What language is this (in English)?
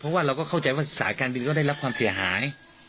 Thai